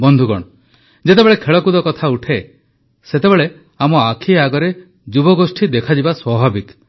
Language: Odia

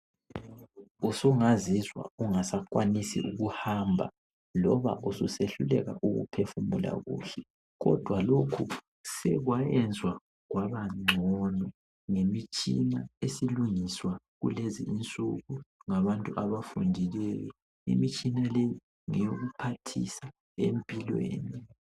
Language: North Ndebele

